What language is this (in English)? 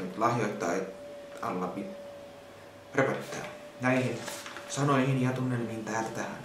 Finnish